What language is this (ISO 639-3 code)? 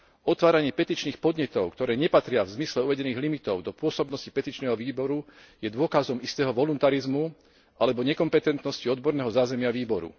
slk